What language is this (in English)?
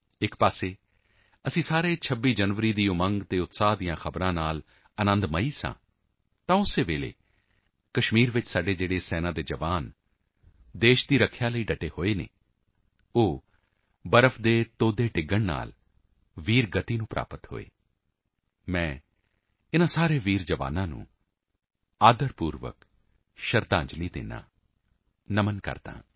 Punjabi